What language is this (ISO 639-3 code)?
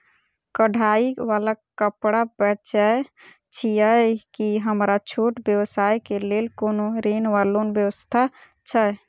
mai